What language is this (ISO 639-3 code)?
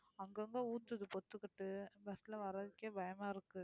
tam